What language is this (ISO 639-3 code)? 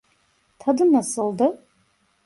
tur